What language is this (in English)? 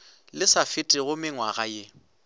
Northern Sotho